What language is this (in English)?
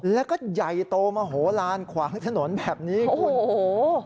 Thai